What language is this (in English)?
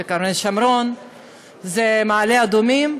Hebrew